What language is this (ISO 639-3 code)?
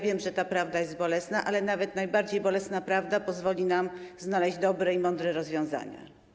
pol